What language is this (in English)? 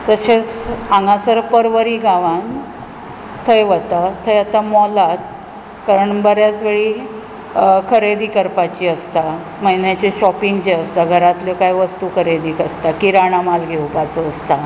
Konkani